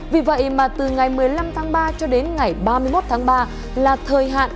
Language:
Vietnamese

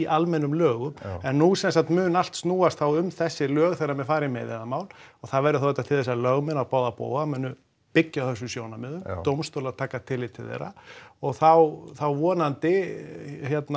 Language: Icelandic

